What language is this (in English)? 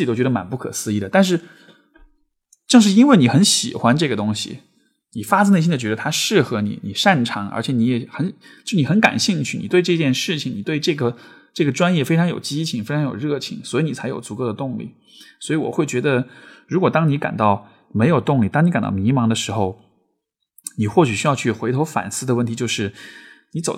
Chinese